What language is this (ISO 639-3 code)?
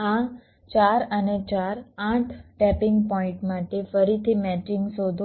guj